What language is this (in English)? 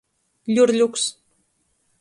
Latgalian